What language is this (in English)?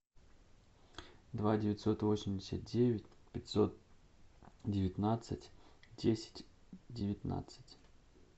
Russian